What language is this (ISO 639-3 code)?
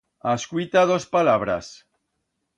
arg